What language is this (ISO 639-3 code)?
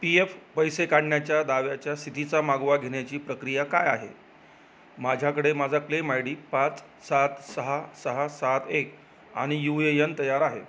mar